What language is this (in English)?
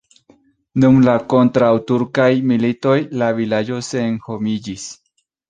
Esperanto